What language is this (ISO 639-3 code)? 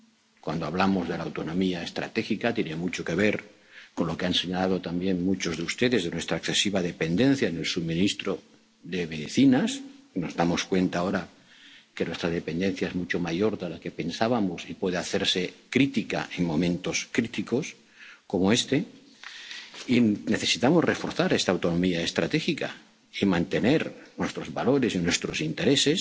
spa